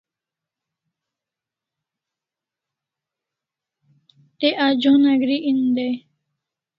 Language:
Kalasha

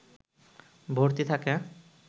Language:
Bangla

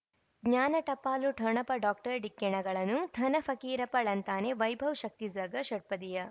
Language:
Kannada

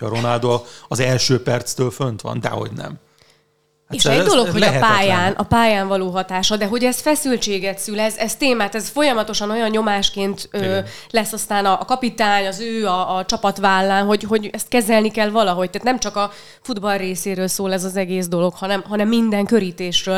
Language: Hungarian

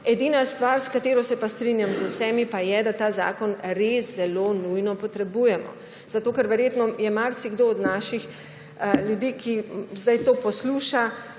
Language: Slovenian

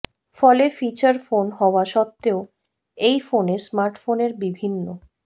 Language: Bangla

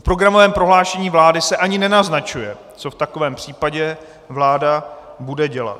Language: Czech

